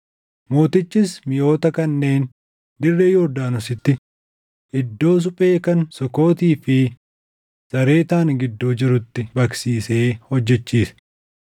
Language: Oromo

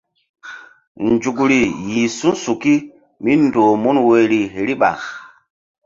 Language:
Mbum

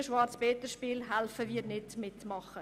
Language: Swiss German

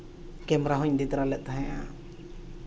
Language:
Santali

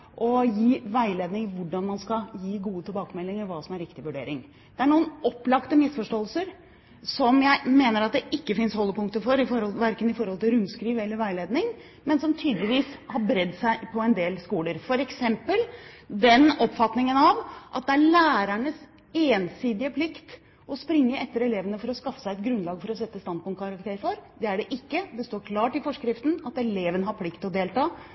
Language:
Norwegian Bokmål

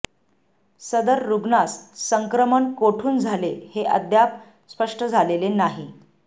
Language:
Marathi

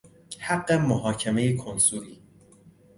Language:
Persian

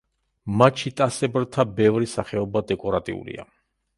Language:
Georgian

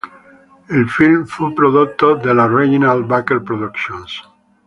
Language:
Italian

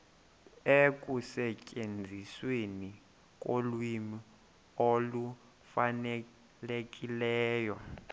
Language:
Xhosa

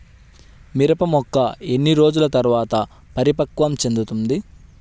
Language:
Telugu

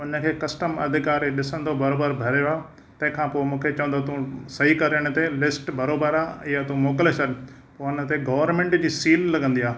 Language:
Sindhi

